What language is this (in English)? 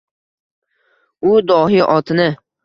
Uzbek